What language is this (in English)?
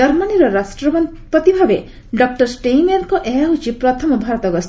Odia